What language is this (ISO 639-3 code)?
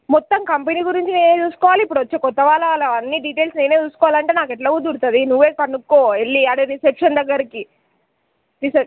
tel